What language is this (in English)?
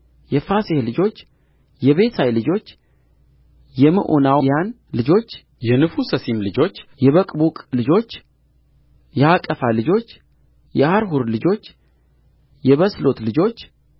Amharic